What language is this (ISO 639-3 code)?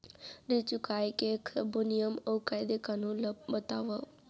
hne